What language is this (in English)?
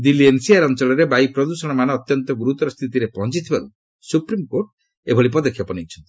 Odia